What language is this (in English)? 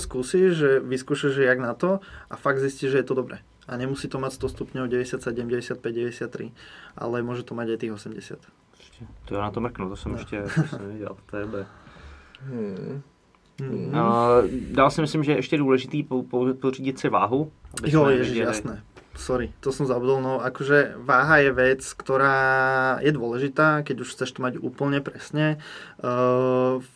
Czech